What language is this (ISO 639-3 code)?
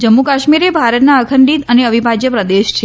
guj